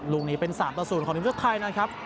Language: Thai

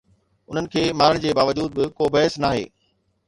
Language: Sindhi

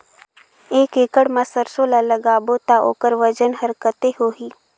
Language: Chhattisgarhi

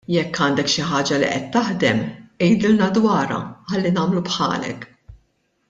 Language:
Maltese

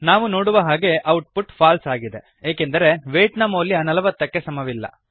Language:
Kannada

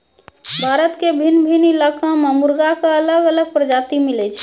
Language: Maithili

